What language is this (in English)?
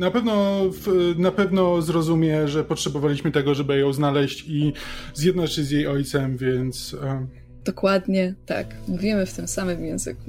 Polish